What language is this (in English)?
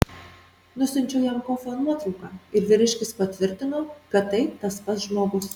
Lithuanian